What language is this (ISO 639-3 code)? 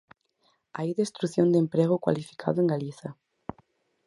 glg